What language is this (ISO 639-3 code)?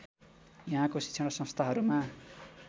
nep